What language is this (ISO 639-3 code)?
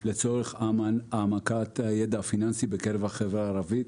heb